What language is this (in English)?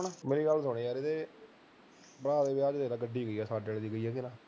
Punjabi